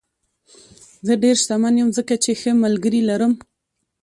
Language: Pashto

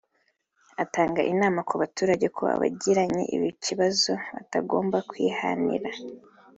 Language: Kinyarwanda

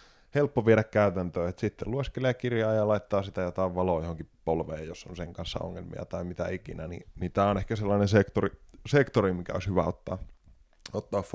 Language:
Finnish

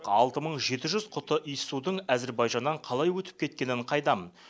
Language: Kazakh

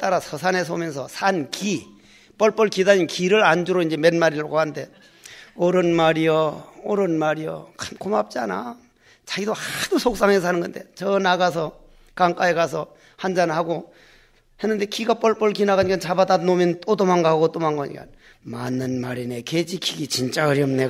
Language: Korean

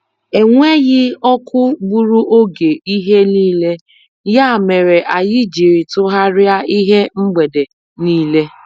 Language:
Igbo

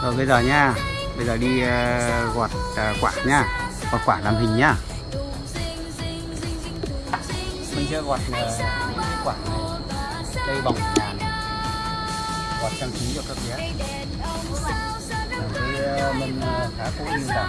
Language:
Vietnamese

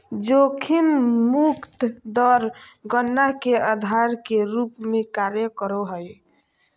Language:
Magahi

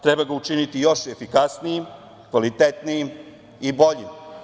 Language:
Serbian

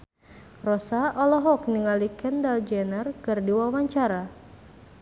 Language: Sundanese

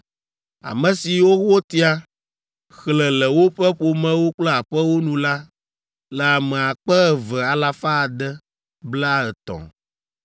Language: Ewe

